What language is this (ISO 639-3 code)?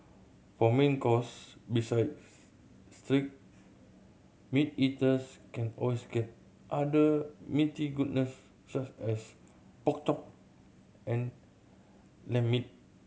eng